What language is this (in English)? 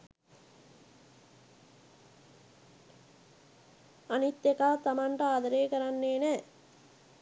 Sinhala